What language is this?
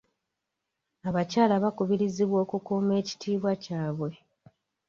Ganda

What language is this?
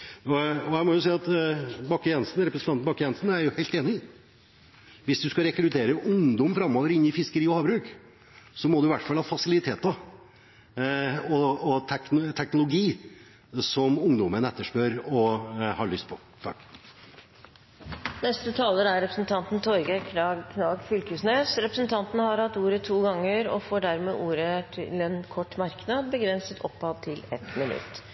Norwegian Bokmål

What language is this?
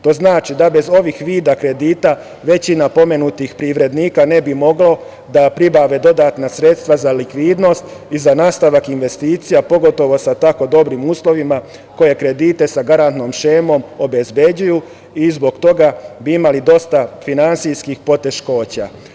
Serbian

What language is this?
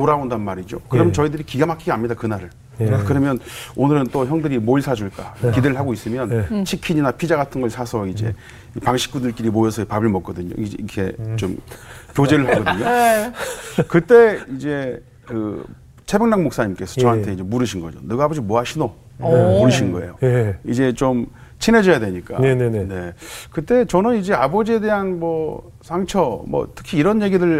Korean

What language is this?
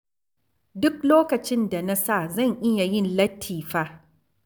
Hausa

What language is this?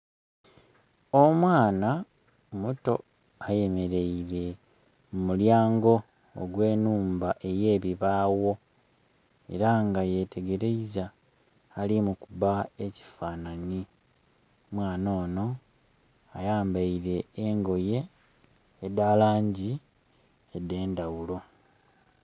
Soga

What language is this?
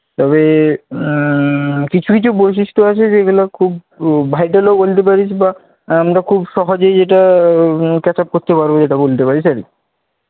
Bangla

